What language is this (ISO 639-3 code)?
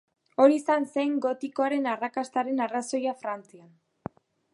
eus